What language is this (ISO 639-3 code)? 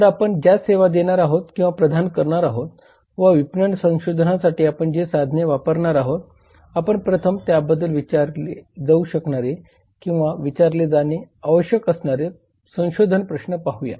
mar